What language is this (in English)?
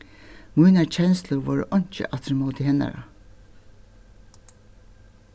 Faroese